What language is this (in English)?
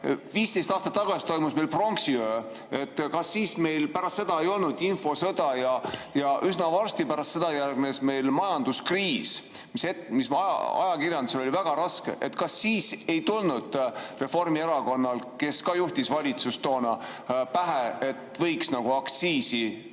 Estonian